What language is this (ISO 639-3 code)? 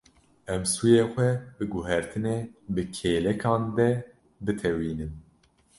kur